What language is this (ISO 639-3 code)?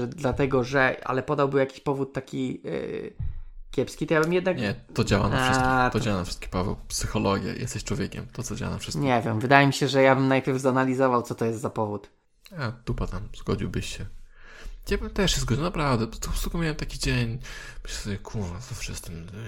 pol